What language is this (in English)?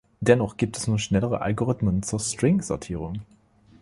German